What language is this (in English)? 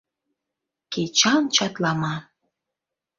Mari